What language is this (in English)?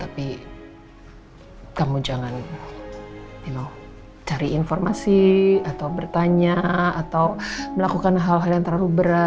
Indonesian